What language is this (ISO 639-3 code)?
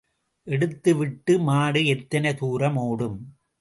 tam